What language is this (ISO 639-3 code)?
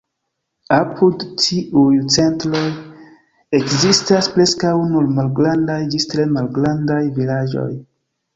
epo